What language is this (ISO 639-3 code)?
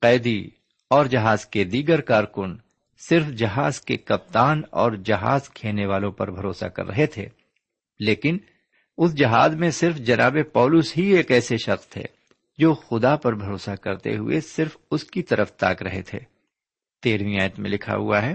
urd